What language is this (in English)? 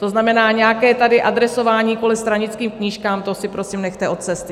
Czech